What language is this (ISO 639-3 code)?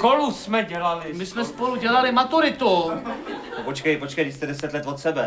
ces